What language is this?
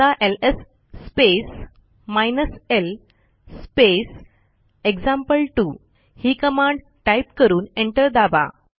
Marathi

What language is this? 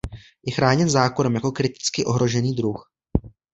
Czech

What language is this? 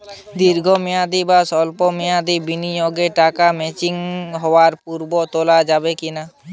Bangla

